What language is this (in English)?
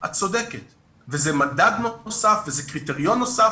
Hebrew